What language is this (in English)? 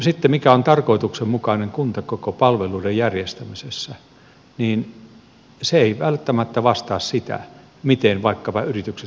Finnish